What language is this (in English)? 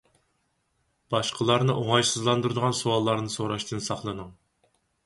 Uyghur